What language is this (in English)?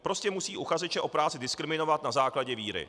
Czech